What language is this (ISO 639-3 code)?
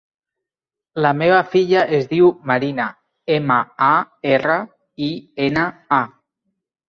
cat